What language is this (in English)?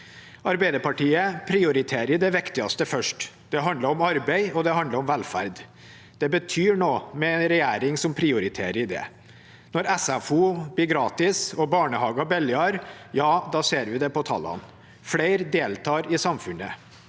Norwegian